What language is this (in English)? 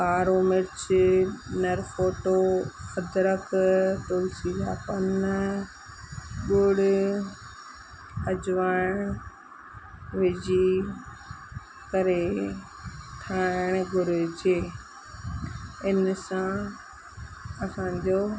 Sindhi